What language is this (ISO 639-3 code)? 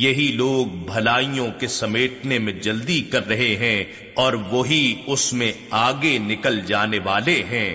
urd